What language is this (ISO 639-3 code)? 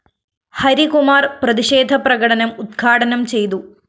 mal